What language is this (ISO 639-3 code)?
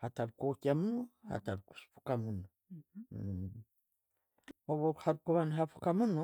ttj